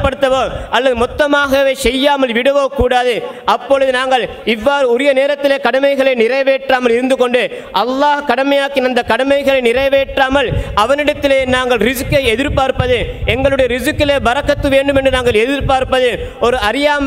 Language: Arabic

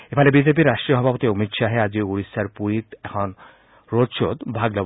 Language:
Assamese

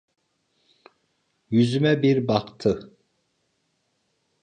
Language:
Turkish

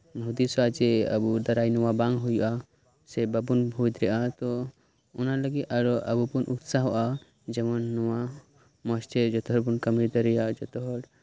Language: Santali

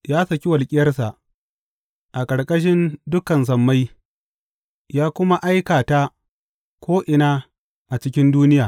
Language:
Hausa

